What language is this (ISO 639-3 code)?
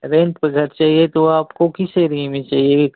hin